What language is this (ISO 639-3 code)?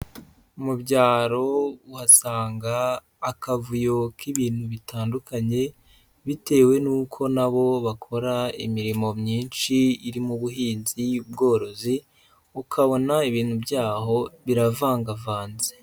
kin